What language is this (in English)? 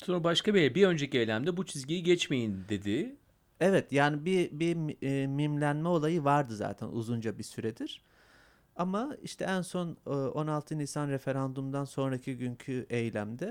Turkish